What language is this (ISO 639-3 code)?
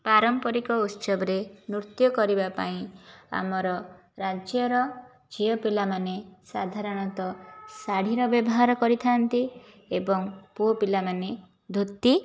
ori